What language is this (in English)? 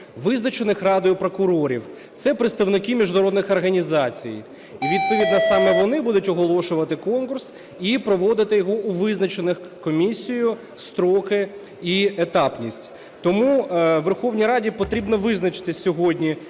Ukrainian